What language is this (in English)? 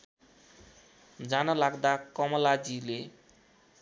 Nepali